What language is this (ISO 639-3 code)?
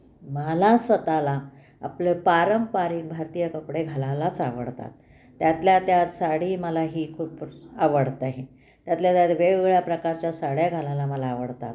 mar